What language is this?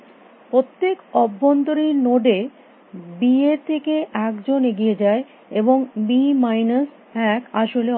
Bangla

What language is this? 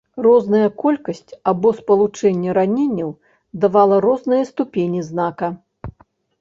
Belarusian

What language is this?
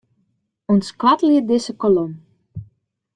Western Frisian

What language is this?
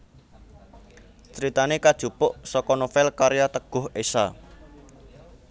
Javanese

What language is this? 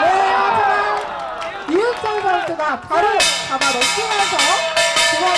Korean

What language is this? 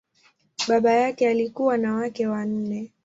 Swahili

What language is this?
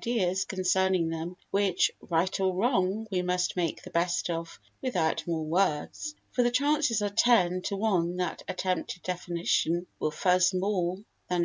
English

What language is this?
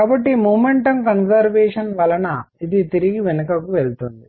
Telugu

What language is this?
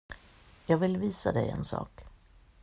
Swedish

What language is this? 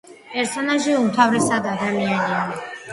Georgian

